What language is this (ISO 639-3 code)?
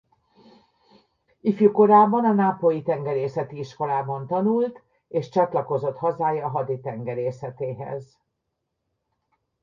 hun